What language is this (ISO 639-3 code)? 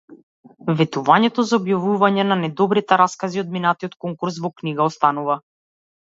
mkd